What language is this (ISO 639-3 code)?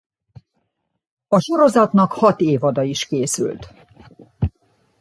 hun